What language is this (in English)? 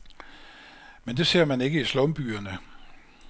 Danish